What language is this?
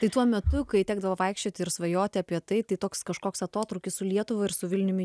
Lithuanian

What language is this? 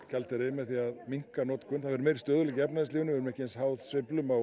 Icelandic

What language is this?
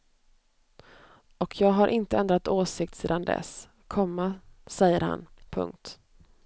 Swedish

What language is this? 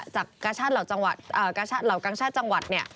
Thai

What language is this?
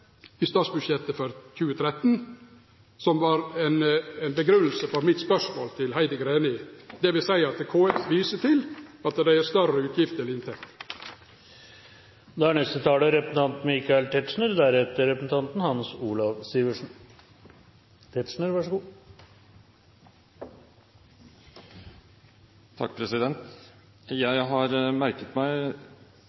Norwegian Nynorsk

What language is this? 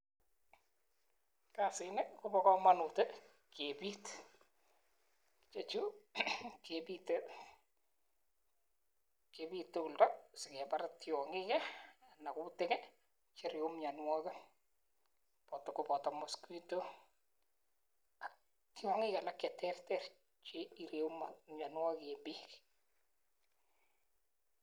Kalenjin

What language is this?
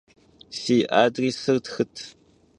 Kabardian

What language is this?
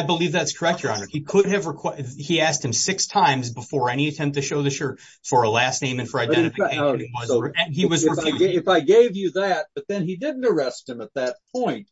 English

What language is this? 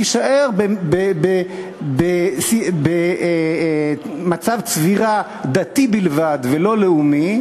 Hebrew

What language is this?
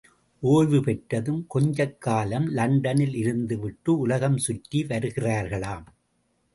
Tamil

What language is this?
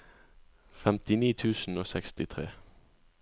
Norwegian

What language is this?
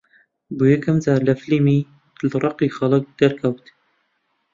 Central Kurdish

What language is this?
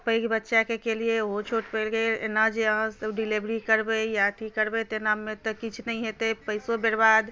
Maithili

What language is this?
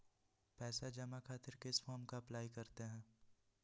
Magahi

